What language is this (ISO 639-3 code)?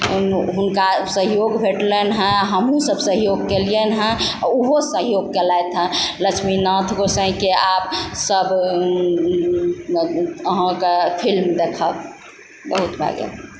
mai